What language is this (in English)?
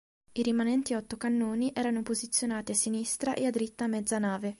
Italian